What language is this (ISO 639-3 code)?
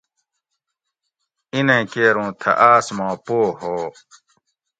gwc